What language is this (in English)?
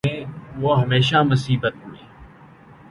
Urdu